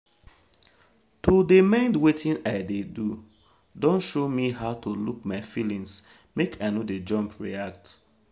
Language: Nigerian Pidgin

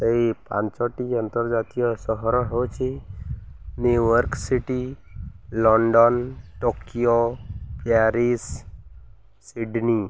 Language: Odia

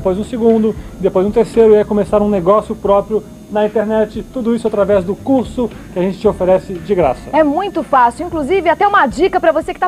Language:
Portuguese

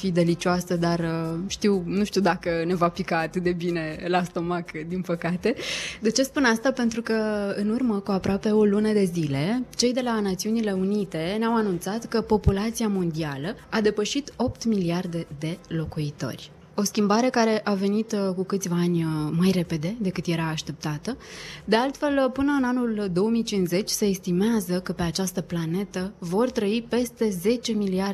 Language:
Romanian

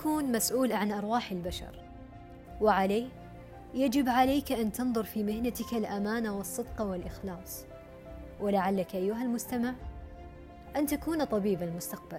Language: Arabic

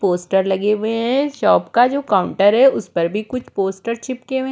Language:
Hindi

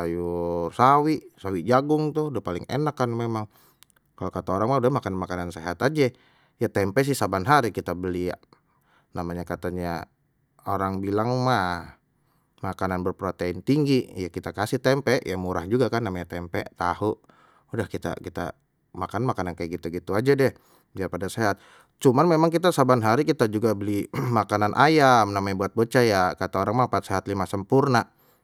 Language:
Betawi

